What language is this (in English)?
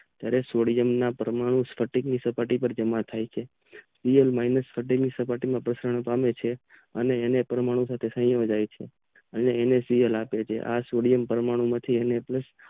Gujarati